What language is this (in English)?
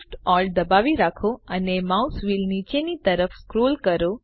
Gujarati